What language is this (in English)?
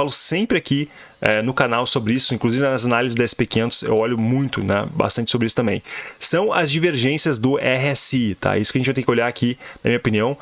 Portuguese